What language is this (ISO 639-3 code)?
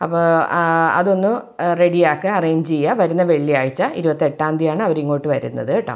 mal